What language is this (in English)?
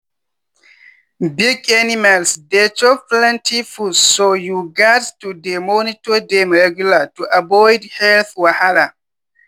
Nigerian Pidgin